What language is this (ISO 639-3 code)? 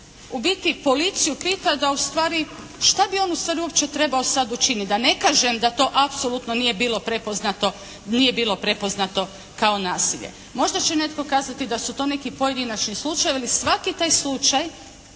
hrv